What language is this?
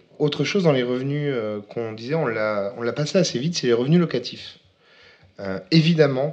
French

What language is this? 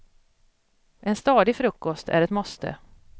Swedish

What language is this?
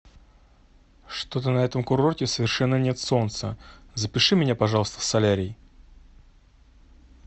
Russian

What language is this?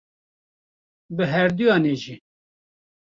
Kurdish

